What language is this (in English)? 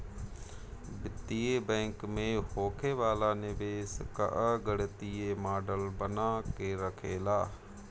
Bhojpuri